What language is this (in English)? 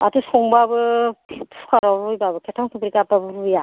Bodo